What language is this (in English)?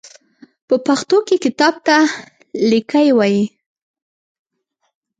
Pashto